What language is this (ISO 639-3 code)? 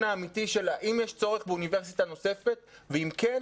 heb